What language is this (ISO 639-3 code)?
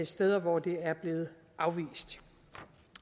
dan